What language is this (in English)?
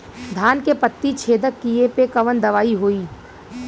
Bhojpuri